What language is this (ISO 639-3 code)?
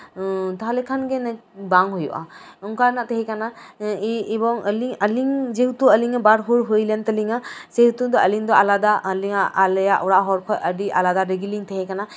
sat